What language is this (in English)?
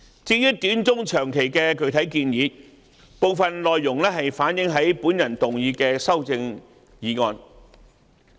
Cantonese